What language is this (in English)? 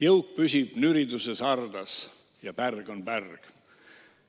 Estonian